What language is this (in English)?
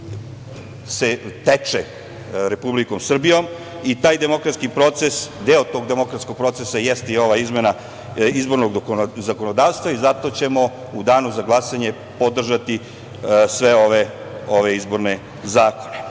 Serbian